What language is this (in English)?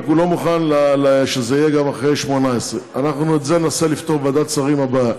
Hebrew